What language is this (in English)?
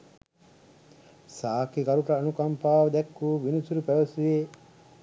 Sinhala